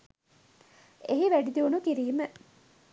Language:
Sinhala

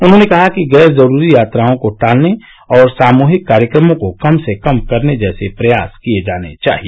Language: Hindi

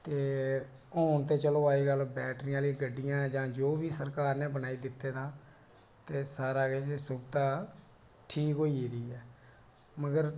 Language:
Dogri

